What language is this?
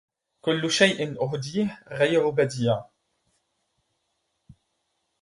Arabic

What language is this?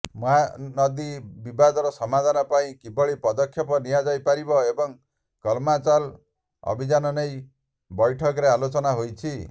Odia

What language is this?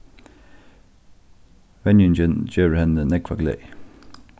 Faroese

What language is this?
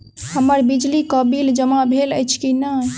Maithili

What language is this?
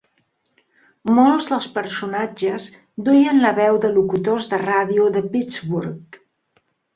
Catalan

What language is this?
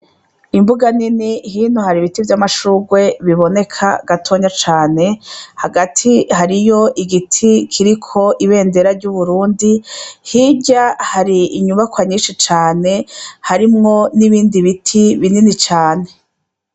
Rundi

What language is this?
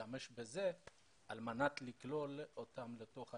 Hebrew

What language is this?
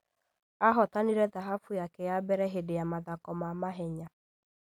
Kikuyu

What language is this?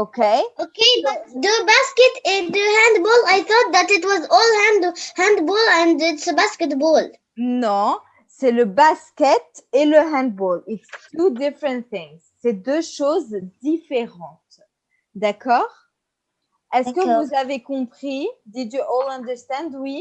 French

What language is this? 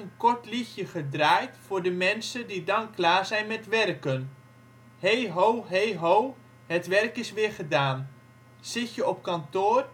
Dutch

